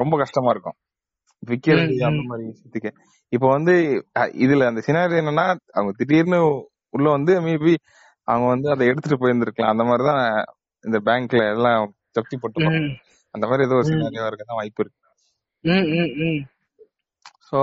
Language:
Tamil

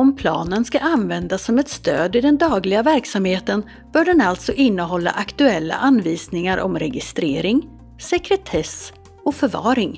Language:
Swedish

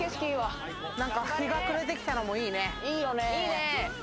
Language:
Japanese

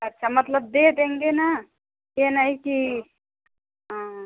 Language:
Hindi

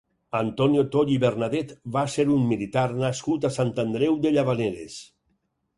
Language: Catalan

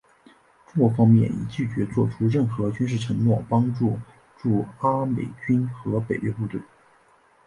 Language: Chinese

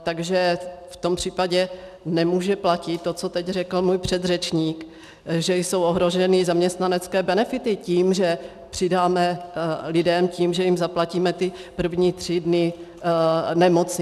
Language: Czech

